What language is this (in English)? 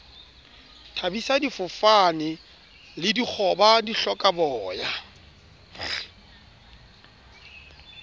Southern Sotho